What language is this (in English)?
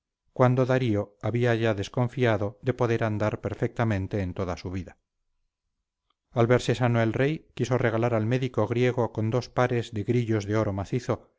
Spanish